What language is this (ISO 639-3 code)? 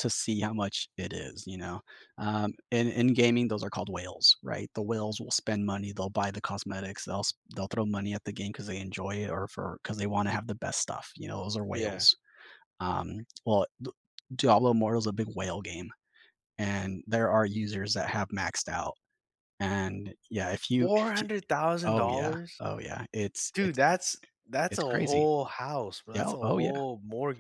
eng